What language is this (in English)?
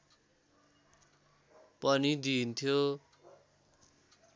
Nepali